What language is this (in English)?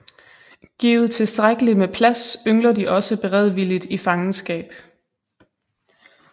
Danish